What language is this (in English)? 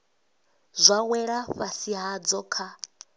Venda